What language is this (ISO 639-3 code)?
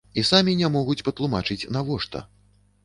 bel